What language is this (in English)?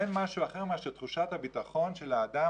Hebrew